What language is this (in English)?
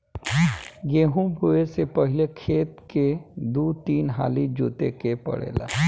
Bhojpuri